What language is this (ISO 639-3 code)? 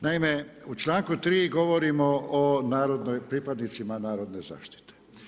hrv